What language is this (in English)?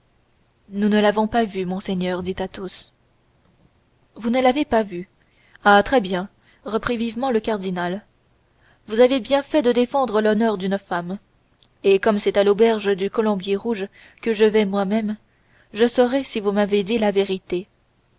French